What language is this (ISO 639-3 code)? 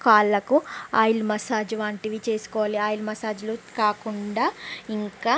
tel